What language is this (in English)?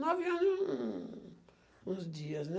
Portuguese